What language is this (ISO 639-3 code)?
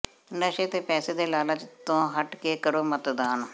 pan